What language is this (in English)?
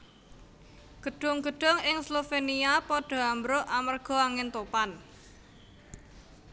Javanese